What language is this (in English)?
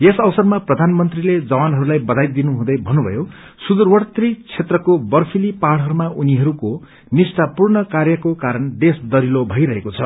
Nepali